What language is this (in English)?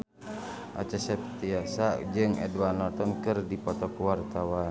Sundanese